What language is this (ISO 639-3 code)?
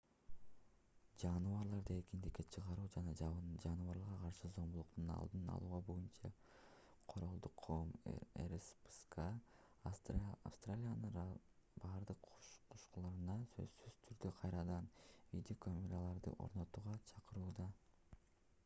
kir